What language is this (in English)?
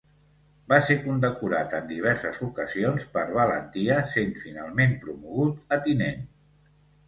Catalan